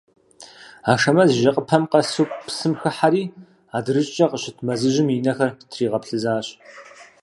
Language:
Kabardian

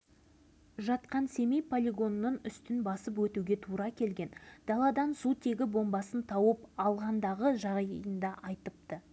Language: Kazakh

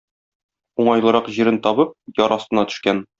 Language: Tatar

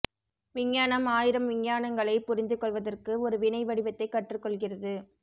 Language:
Tamil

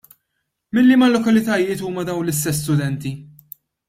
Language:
Maltese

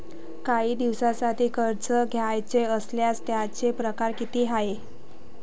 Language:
Marathi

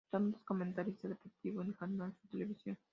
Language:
Spanish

